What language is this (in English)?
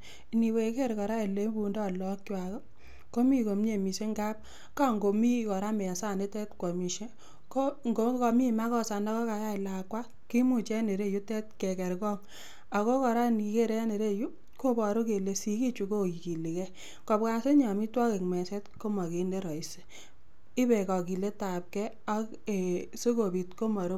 Kalenjin